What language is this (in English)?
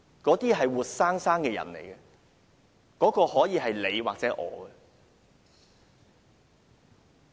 Cantonese